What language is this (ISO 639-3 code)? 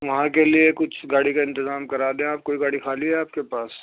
urd